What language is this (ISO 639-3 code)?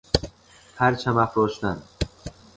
fas